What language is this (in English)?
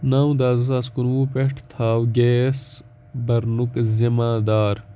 Kashmiri